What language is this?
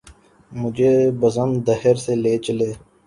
Urdu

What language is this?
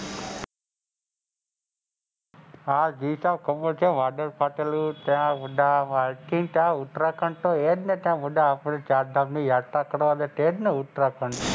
Gujarati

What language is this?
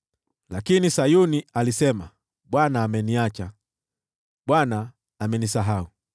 Swahili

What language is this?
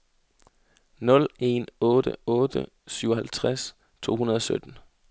Danish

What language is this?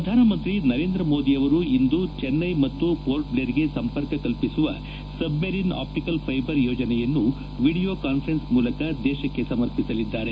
Kannada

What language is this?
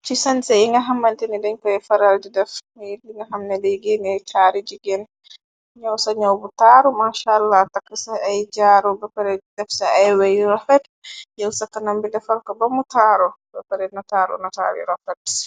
Wolof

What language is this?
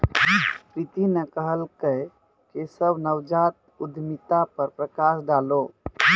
Maithili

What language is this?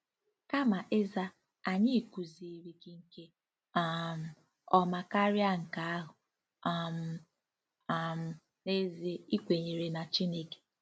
Igbo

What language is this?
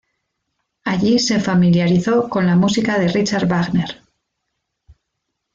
Spanish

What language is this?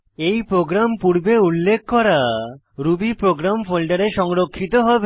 Bangla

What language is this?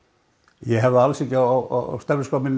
Icelandic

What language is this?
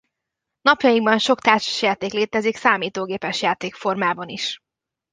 Hungarian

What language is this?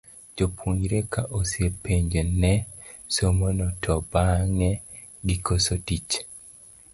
Luo (Kenya and Tanzania)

